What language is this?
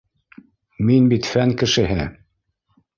Bashkir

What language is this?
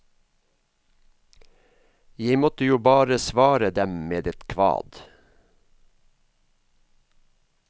Norwegian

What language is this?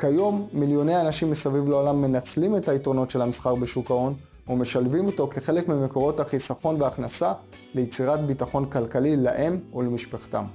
Hebrew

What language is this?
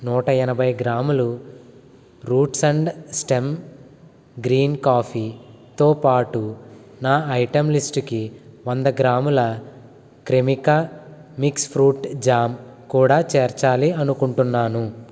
Telugu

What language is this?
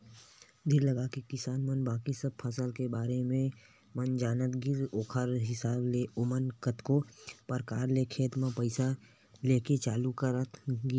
Chhattisgarhi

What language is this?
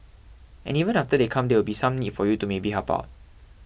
English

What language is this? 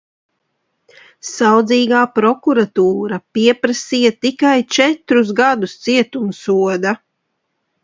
Latvian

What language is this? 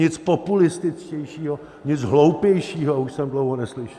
Czech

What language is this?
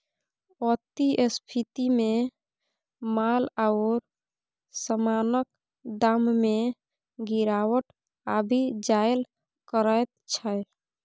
Maithili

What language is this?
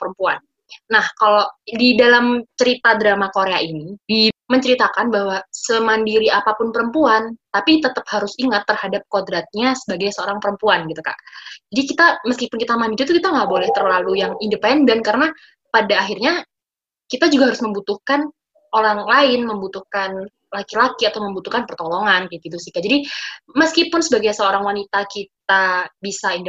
Indonesian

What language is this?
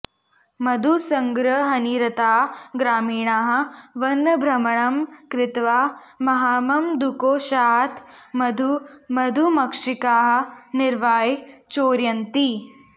Sanskrit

